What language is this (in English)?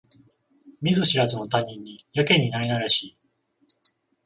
Japanese